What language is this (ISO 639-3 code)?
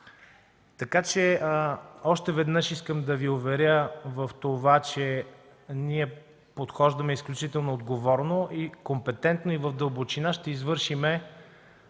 bul